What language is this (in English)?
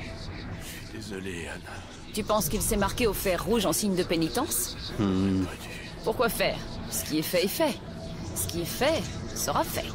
French